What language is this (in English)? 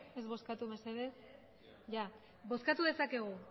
Basque